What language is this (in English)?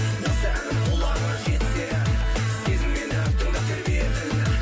Kazakh